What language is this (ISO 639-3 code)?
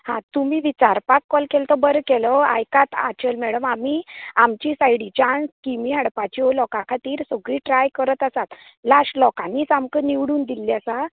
kok